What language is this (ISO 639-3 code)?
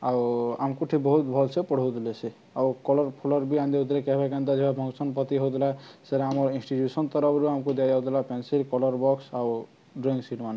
ori